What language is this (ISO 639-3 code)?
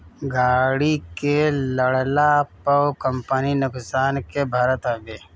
bho